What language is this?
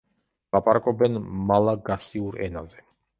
Georgian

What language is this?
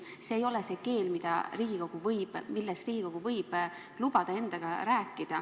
Estonian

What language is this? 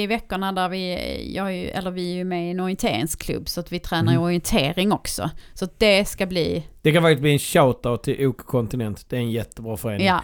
Swedish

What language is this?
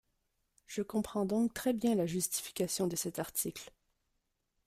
French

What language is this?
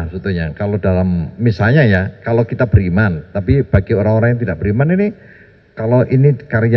Indonesian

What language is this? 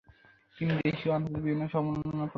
Bangla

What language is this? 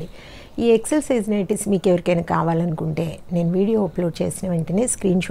Telugu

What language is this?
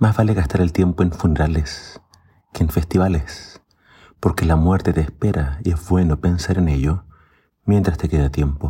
Spanish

